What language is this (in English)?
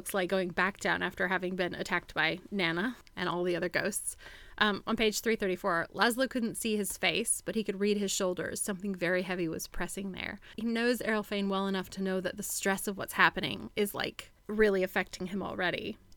English